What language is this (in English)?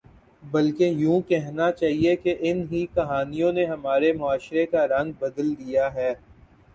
Urdu